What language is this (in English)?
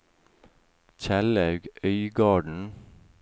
Norwegian